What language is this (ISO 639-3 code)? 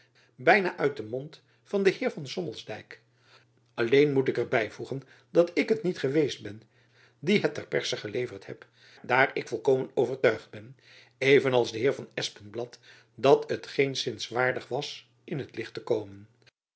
nld